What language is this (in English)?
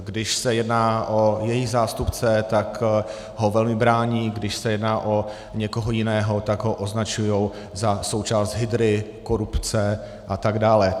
Czech